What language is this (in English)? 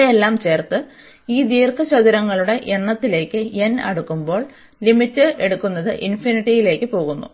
Malayalam